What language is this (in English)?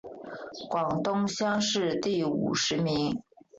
Chinese